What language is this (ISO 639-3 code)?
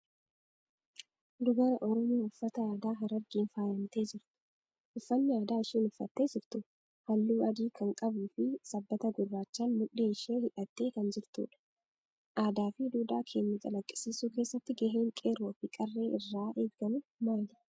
orm